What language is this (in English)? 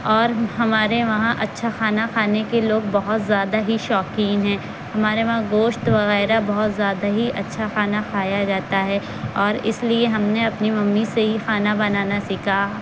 Urdu